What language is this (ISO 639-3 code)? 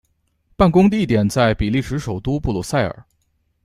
zho